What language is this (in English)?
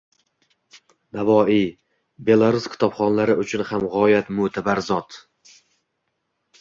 Uzbek